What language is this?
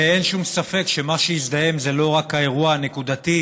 Hebrew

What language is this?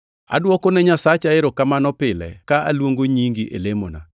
Luo (Kenya and Tanzania)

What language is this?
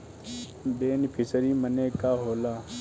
Bhojpuri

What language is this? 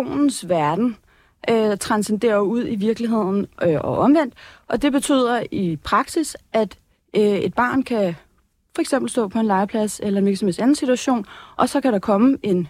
Danish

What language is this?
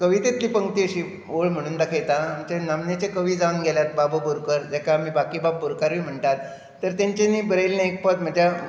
Konkani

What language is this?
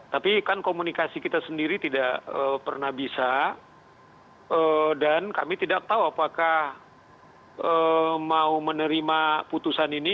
Indonesian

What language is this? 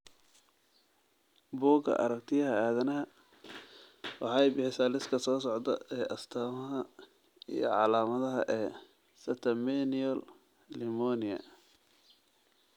Somali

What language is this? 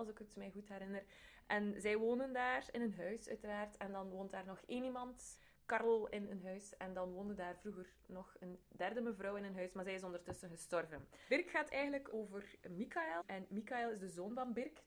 Dutch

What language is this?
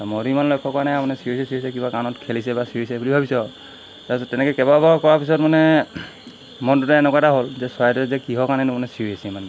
Assamese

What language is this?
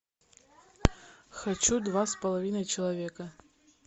Russian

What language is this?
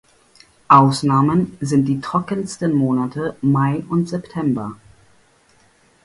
German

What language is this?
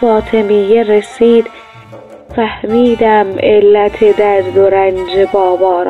Persian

